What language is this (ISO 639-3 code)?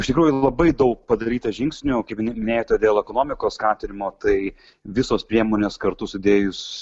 lit